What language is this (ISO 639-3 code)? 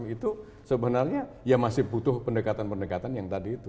ind